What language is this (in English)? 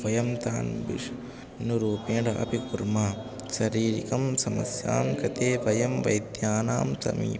Sanskrit